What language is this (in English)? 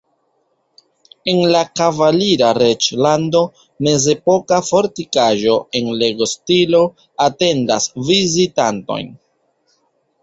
Esperanto